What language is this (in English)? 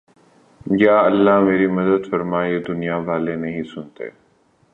Urdu